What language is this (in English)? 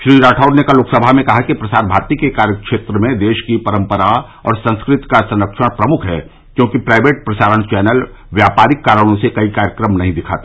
Hindi